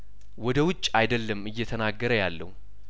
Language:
Amharic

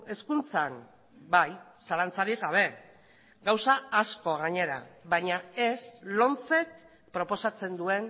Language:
Basque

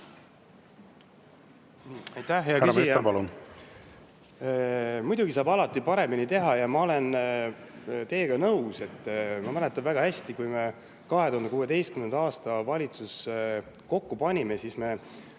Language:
Estonian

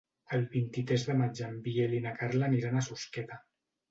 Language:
Catalan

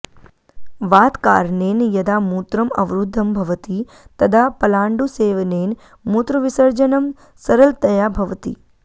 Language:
Sanskrit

